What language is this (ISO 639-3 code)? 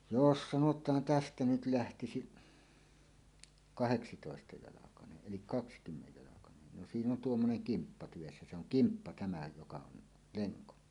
fin